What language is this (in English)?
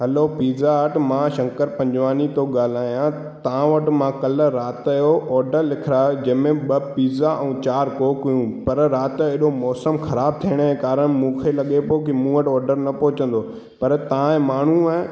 Sindhi